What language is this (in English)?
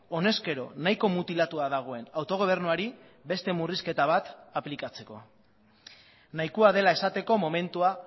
Basque